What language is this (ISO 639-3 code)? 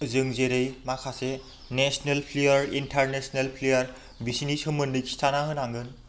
brx